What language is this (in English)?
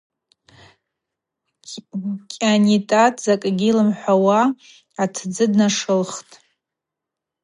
Abaza